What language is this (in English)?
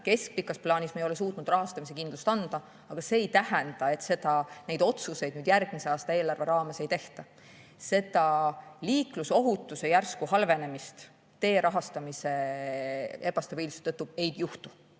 Estonian